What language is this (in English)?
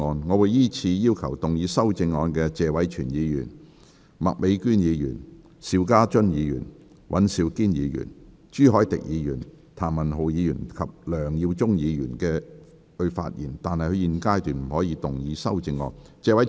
Cantonese